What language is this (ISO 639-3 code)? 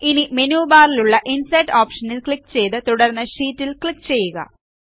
mal